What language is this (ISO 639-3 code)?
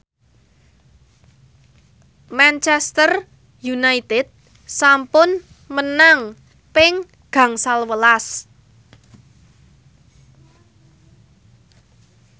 jav